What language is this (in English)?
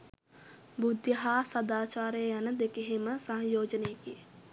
Sinhala